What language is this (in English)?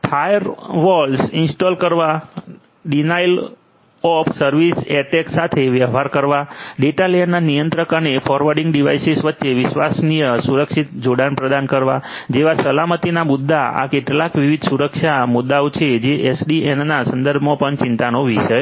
Gujarati